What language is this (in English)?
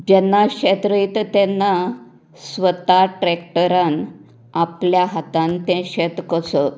Konkani